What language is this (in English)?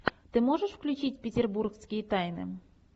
Russian